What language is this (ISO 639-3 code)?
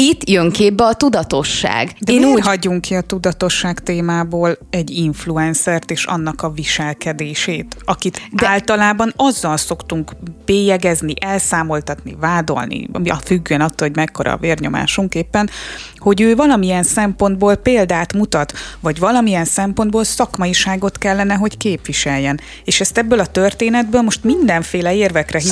hun